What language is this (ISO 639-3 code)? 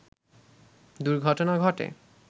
ben